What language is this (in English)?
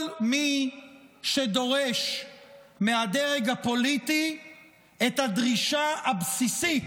Hebrew